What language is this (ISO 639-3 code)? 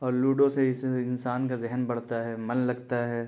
urd